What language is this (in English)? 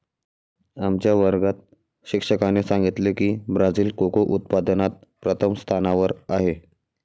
Marathi